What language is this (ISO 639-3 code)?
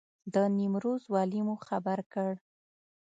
pus